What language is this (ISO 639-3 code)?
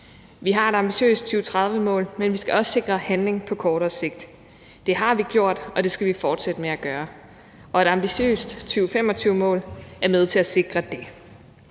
dan